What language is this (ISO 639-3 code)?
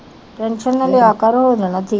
pan